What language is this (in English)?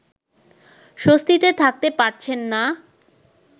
Bangla